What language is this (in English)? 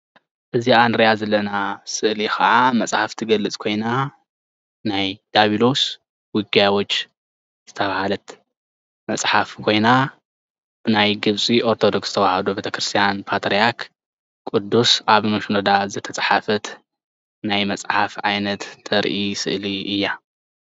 Tigrinya